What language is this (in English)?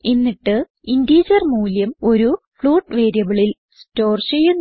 Malayalam